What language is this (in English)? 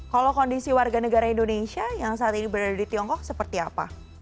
Indonesian